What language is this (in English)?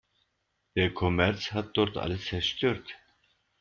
German